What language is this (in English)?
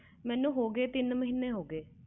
Punjabi